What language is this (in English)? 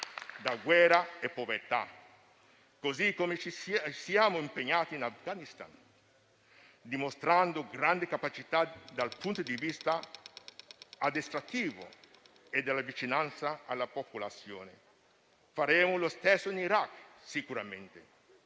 Italian